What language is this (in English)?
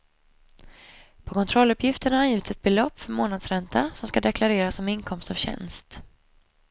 Swedish